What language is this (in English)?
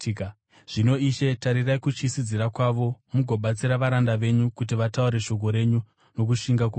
Shona